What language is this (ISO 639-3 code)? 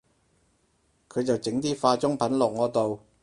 yue